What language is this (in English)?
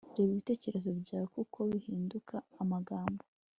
Kinyarwanda